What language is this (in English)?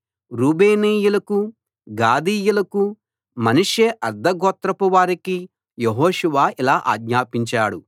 Telugu